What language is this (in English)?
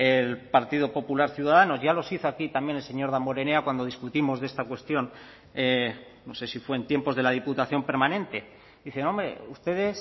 Spanish